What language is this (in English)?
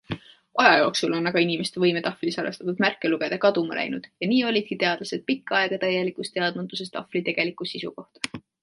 Estonian